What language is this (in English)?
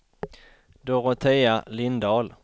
Swedish